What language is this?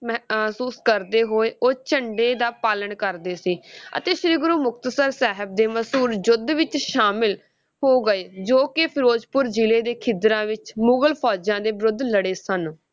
Punjabi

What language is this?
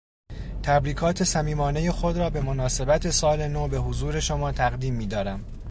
Persian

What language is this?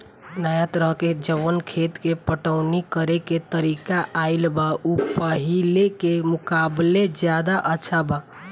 Bhojpuri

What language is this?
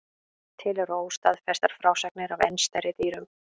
Icelandic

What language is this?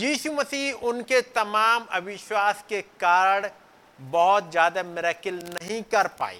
Hindi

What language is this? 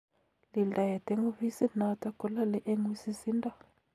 Kalenjin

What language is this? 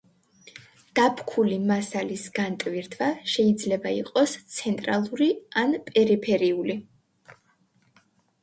Georgian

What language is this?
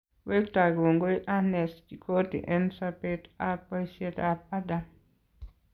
Kalenjin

